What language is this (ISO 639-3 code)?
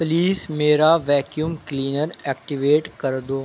urd